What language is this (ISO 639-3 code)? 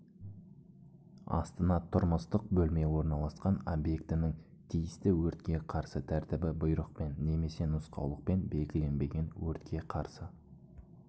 kaz